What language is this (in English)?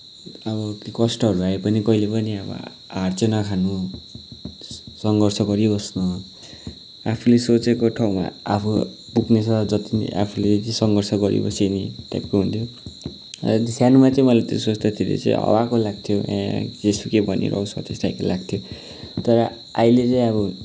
Nepali